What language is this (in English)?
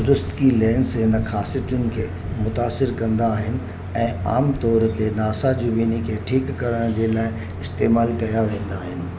Sindhi